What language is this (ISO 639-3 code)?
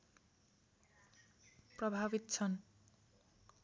nep